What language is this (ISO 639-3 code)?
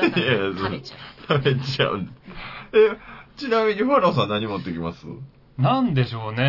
jpn